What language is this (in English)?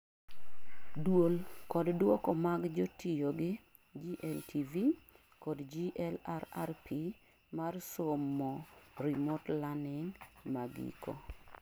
Luo (Kenya and Tanzania)